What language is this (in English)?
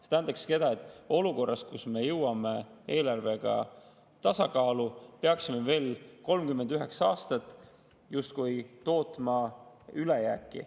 Estonian